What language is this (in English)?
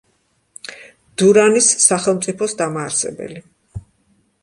Georgian